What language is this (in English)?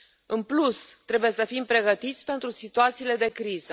Romanian